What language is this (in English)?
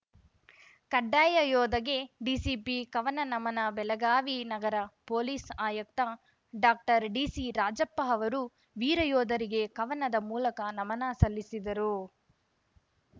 Kannada